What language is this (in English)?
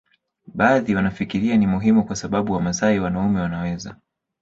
Swahili